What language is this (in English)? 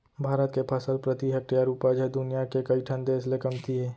Chhattisgarhi